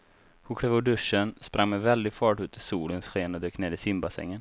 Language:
Swedish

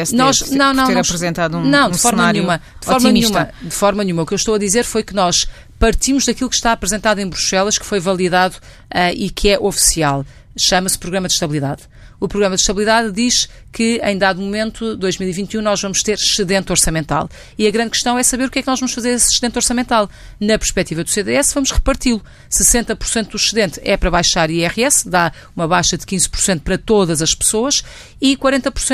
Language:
Portuguese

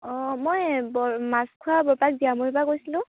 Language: Assamese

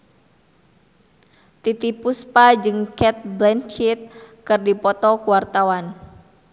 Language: Sundanese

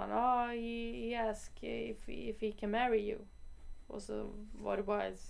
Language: Swedish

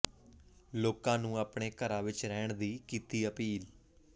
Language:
Punjabi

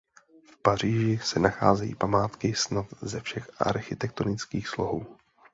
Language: Czech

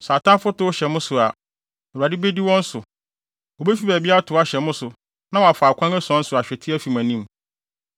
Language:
Akan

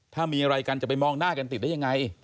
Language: Thai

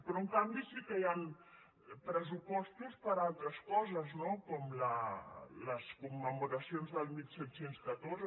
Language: Catalan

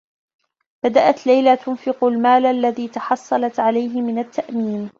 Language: Arabic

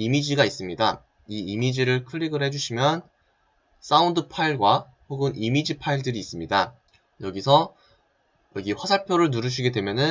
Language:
Korean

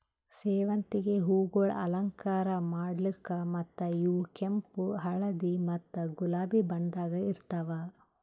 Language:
Kannada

